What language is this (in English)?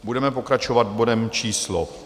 Czech